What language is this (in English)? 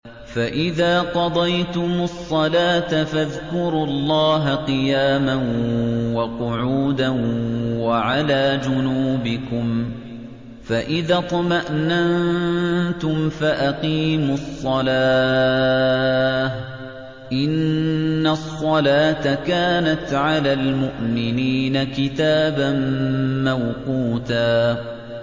Arabic